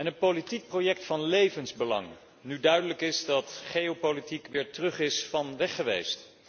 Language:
Dutch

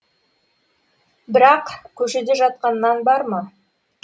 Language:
Kazakh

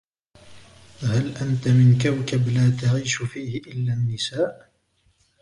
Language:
Arabic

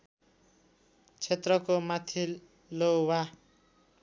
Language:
Nepali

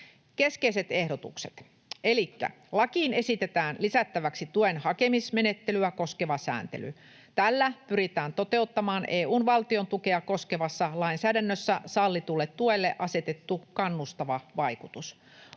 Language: Finnish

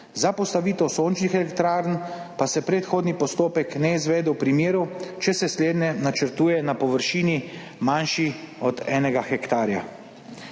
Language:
Slovenian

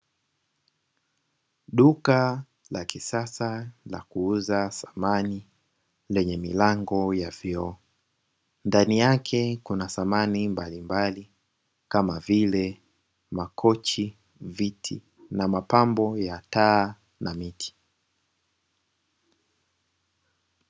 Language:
Swahili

